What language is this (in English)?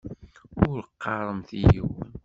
Kabyle